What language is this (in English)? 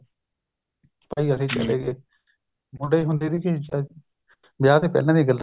Punjabi